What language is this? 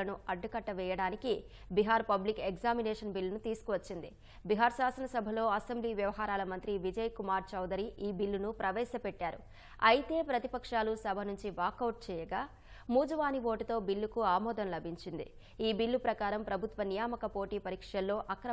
Telugu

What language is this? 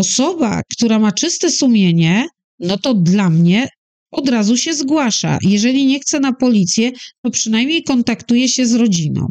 Polish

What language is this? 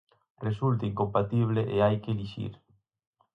Galician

